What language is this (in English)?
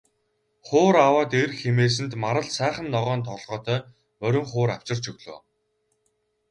Mongolian